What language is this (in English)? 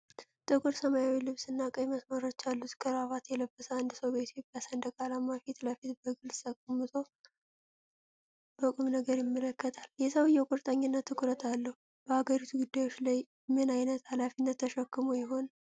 Amharic